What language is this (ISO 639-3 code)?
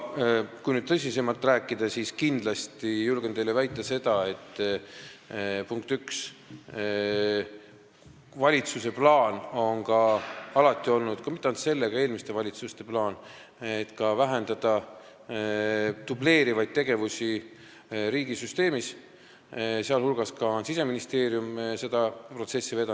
est